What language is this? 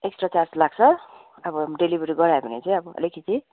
Nepali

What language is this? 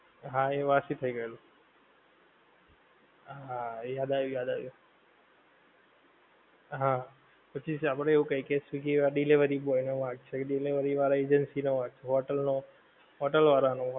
Gujarati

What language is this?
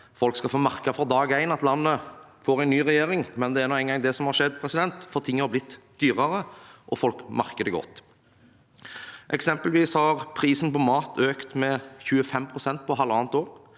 Norwegian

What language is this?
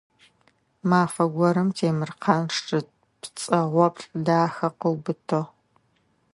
Adyghe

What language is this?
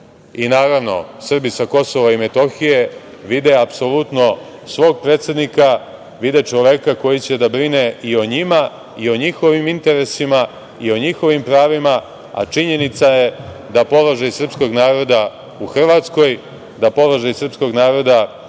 Serbian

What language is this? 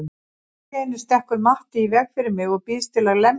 Icelandic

